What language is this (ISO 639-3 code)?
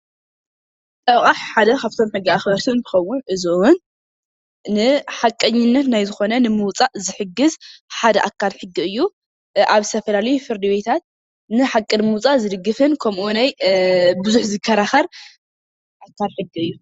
tir